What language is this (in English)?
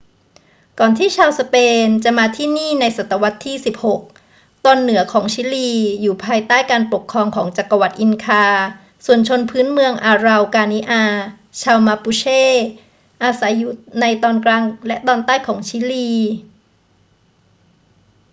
Thai